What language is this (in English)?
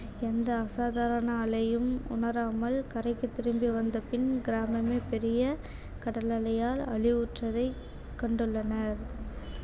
Tamil